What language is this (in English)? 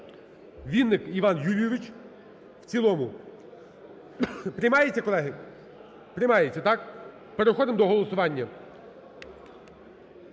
Ukrainian